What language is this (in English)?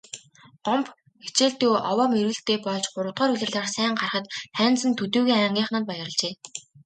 Mongolian